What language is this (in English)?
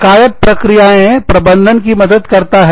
Hindi